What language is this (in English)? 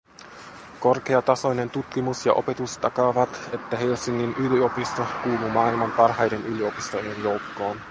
Finnish